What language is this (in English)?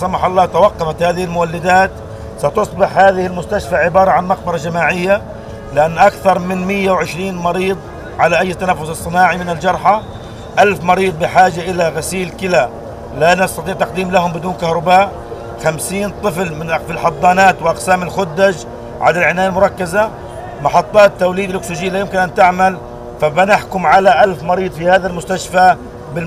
Arabic